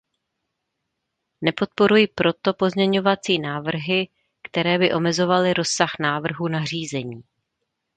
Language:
Czech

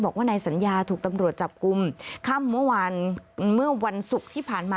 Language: Thai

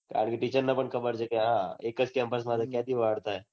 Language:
Gujarati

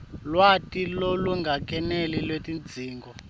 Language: Swati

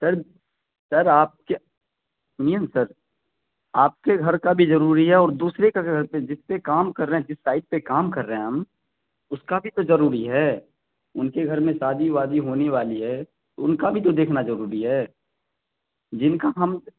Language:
Urdu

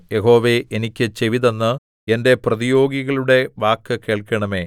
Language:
Malayalam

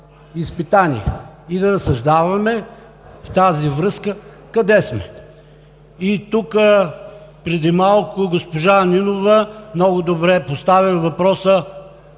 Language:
Bulgarian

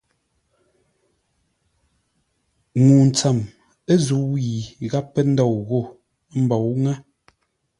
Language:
Ngombale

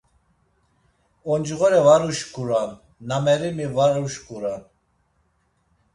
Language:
Laz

